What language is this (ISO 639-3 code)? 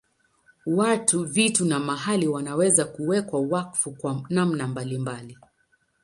swa